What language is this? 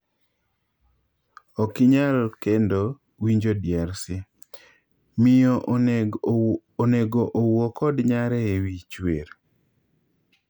Luo (Kenya and Tanzania)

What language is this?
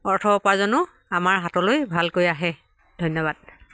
Assamese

